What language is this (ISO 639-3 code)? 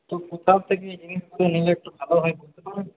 ben